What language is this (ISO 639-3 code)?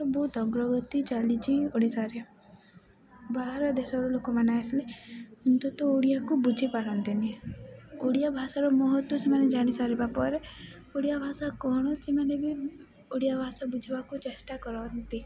ori